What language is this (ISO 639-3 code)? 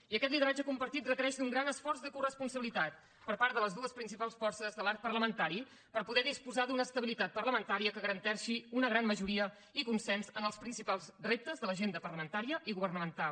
cat